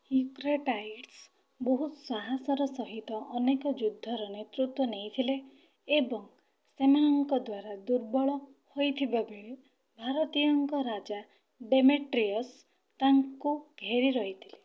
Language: Odia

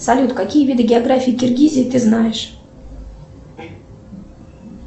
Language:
Russian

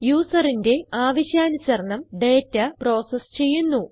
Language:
Malayalam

